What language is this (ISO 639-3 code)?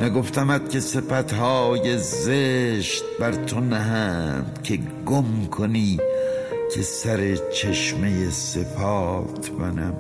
fas